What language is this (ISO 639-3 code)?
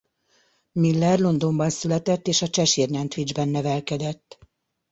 hun